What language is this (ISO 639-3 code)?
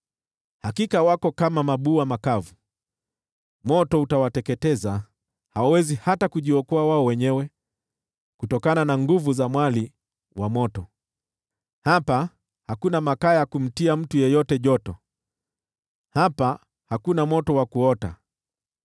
swa